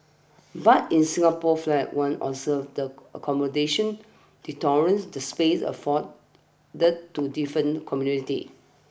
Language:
English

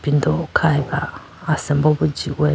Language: Idu-Mishmi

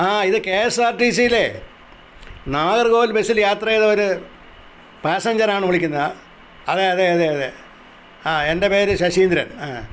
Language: Malayalam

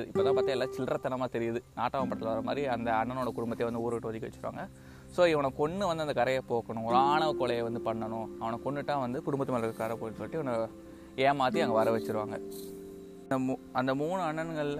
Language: Tamil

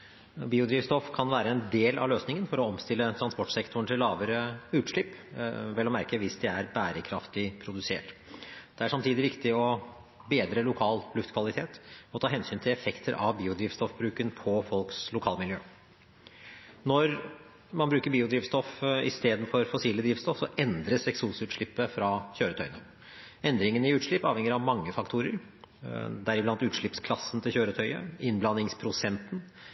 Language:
Norwegian Bokmål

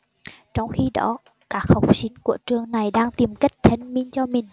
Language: Vietnamese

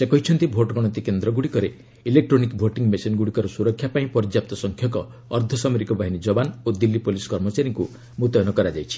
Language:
Odia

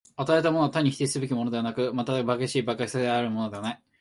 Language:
Japanese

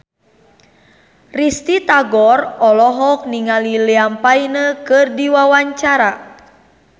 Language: Sundanese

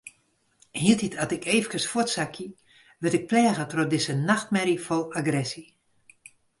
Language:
Western Frisian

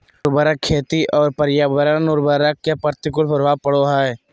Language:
Magahi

